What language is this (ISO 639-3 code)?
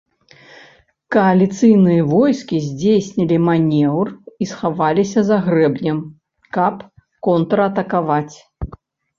bel